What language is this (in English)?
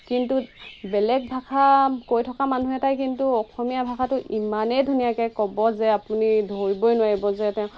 Assamese